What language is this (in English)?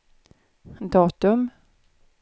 Swedish